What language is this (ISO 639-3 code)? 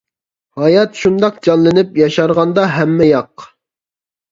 uig